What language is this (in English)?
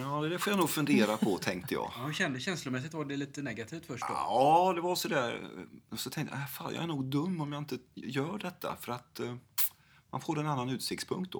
Swedish